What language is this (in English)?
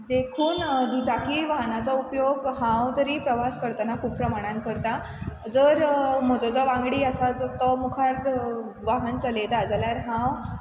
Konkani